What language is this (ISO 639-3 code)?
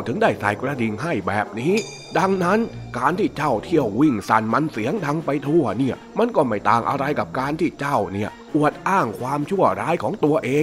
tha